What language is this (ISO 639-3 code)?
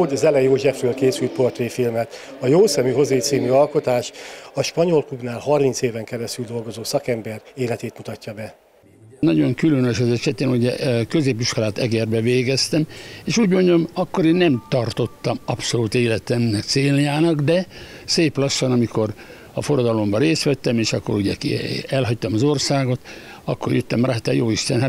hun